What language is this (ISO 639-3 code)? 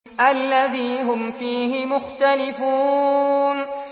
ara